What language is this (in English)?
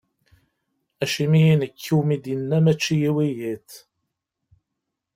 Kabyle